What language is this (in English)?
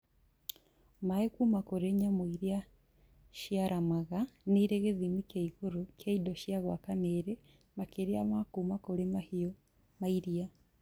Kikuyu